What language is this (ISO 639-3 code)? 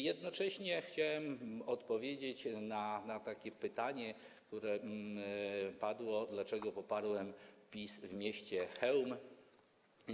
pol